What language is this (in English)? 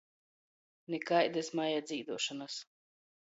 Latgalian